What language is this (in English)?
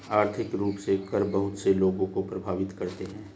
Hindi